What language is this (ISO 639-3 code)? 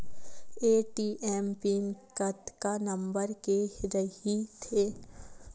hne